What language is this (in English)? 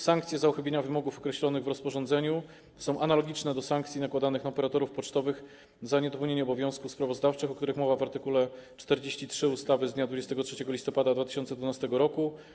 Polish